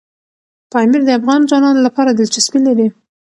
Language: Pashto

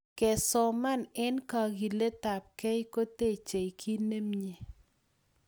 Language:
Kalenjin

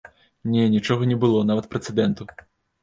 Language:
Belarusian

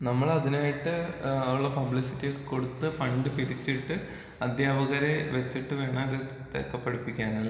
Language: Malayalam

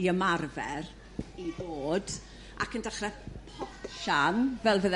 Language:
Welsh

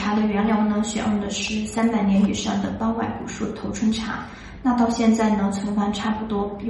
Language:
Chinese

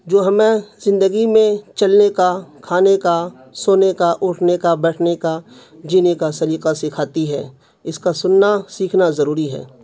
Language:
Urdu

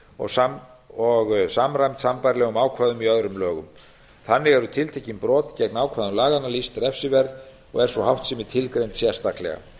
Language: Icelandic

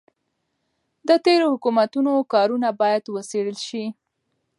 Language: Pashto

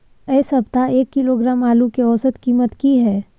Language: Maithili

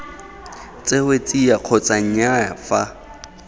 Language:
Tswana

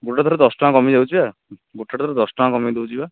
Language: Odia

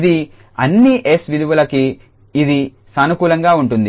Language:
Telugu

